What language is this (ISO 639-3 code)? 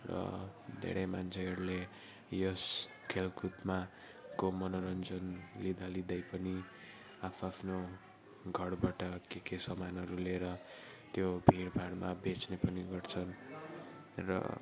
nep